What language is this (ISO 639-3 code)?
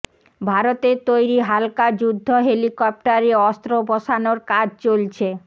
ben